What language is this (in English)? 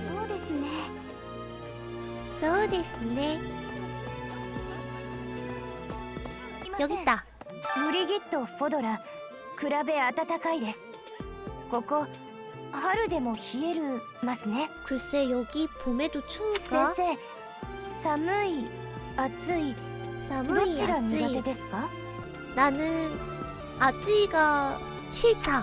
Korean